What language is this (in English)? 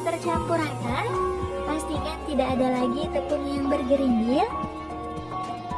Indonesian